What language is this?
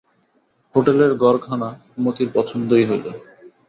Bangla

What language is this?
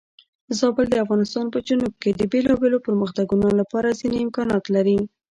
Pashto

